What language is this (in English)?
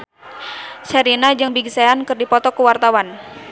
Sundanese